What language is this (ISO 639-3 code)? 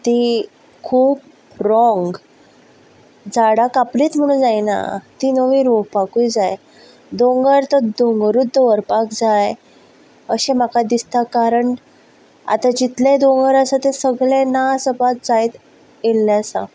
kok